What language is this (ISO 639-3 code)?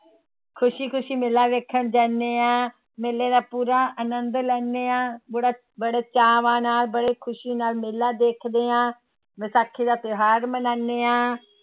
pan